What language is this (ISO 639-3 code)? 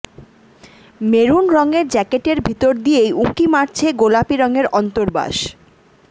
ben